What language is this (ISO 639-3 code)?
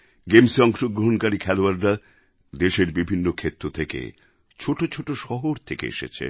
ben